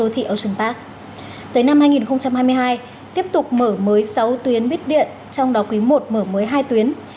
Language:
Vietnamese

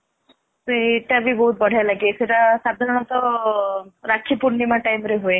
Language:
Odia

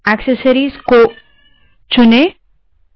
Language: Hindi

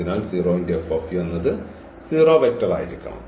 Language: Malayalam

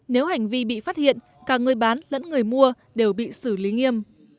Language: Vietnamese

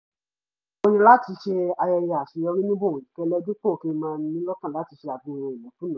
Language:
Yoruba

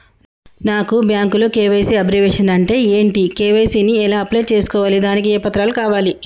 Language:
Telugu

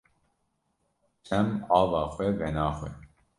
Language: Kurdish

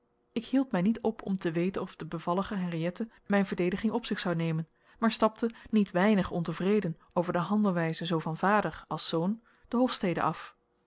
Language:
Dutch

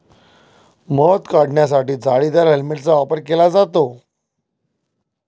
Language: Marathi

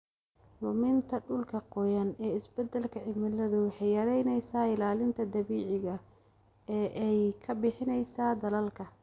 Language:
Somali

